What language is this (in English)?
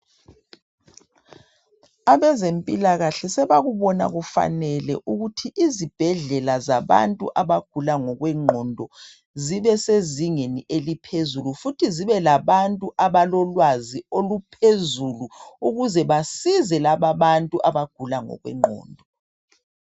North Ndebele